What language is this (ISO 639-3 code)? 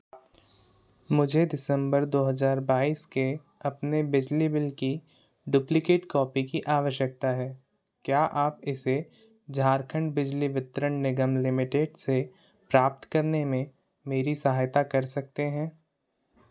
hin